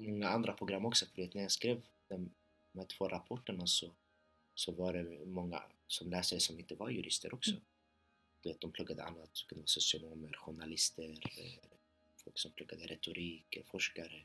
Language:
Swedish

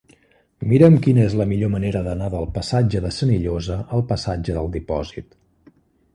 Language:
Catalan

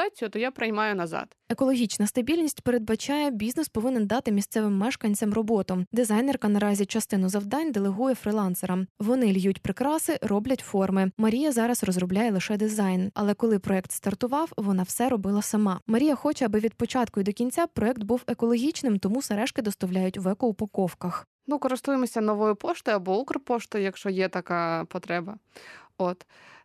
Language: Ukrainian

